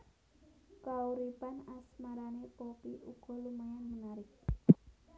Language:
Javanese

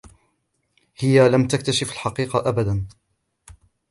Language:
Arabic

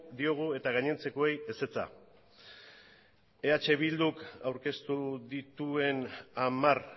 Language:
Basque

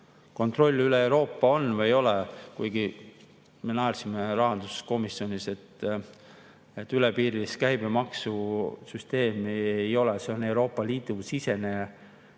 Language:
Estonian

